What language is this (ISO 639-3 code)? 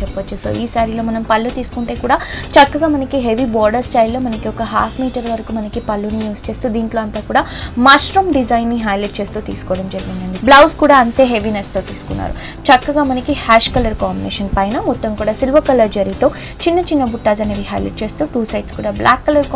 tel